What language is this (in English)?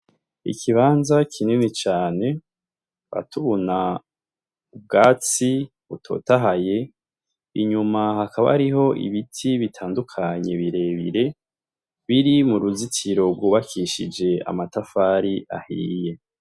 Rundi